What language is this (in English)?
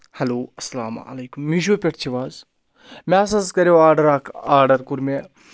Kashmiri